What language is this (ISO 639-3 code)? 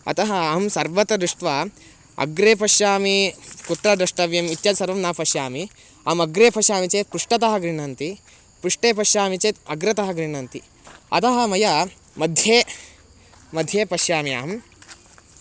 san